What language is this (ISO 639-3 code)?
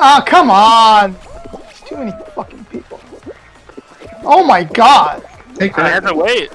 eng